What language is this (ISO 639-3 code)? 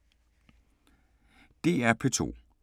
dan